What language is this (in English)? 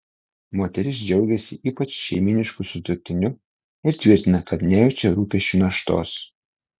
Lithuanian